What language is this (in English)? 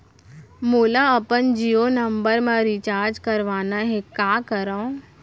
Chhattisgarhi